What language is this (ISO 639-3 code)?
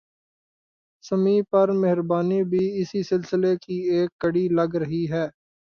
urd